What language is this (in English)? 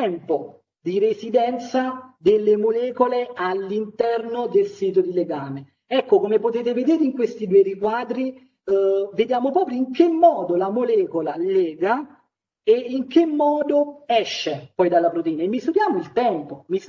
Italian